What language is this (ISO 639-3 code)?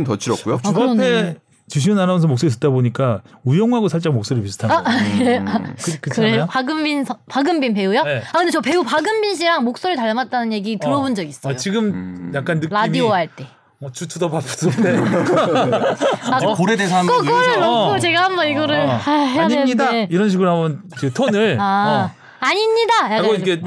kor